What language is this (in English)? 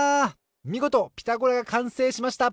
Japanese